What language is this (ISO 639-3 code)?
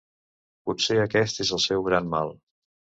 cat